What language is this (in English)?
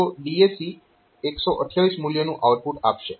Gujarati